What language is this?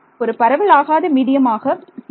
Tamil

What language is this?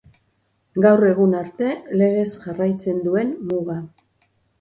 Basque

